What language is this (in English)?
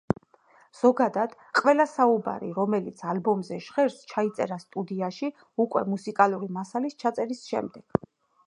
Georgian